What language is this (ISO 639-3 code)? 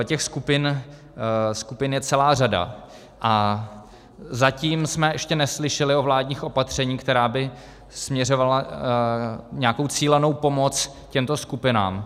ces